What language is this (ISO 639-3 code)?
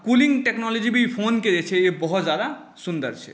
mai